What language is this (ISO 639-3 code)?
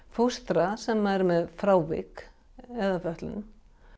isl